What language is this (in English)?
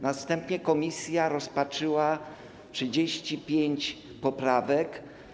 Polish